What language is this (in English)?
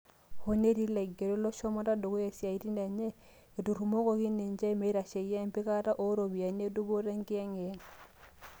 Masai